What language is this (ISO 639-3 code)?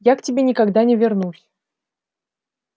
rus